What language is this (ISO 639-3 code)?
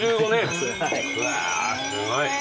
jpn